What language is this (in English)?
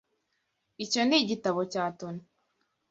Kinyarwanda